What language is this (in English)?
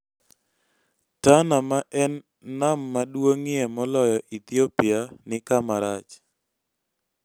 Luo (Kenya and Tanzania)